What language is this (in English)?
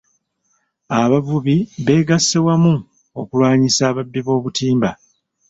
Ganda